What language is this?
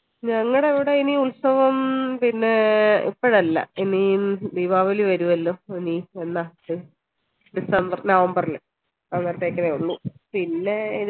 Malayalam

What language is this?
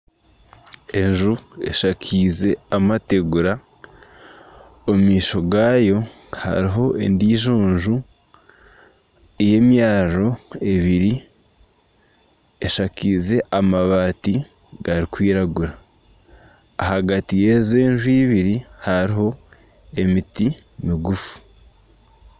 Nyankole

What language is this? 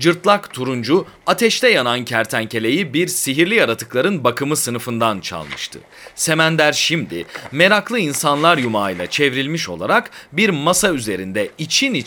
Turkish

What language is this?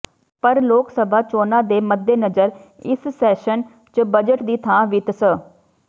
Punjabi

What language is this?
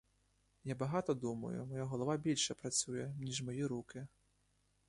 Ukrainian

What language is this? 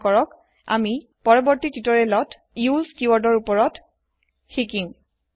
Assamese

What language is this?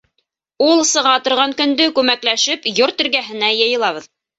Bashkir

